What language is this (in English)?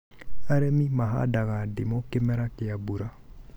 Kikuyu